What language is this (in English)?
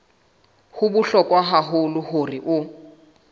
Southern Sotho